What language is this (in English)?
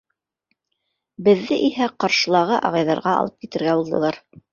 Bashkir